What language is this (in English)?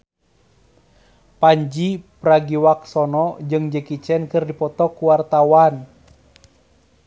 Sundanese